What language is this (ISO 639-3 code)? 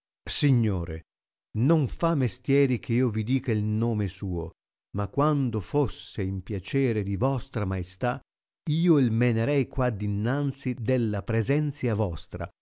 ita